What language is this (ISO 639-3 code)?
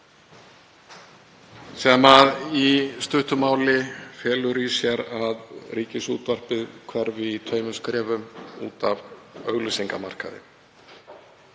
isl